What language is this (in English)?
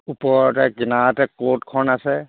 Assamese